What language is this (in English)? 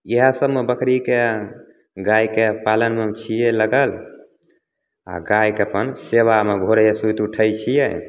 Maithili